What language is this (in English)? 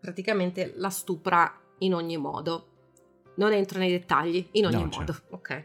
Italian